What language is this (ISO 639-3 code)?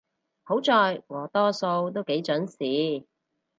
yue